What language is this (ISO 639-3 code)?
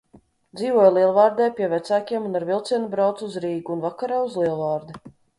lav